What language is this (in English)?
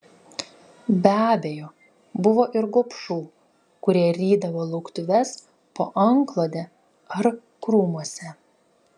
Lithuanian